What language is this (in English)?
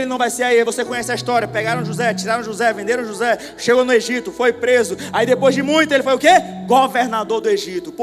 Portuguese